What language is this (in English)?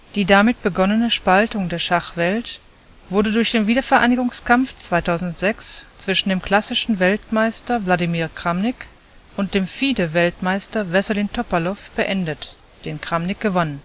German